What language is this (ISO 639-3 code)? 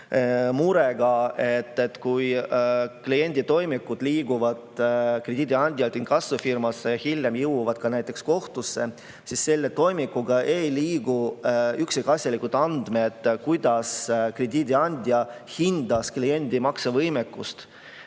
est